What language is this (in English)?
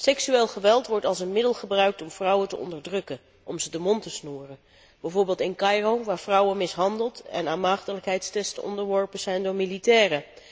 Dutch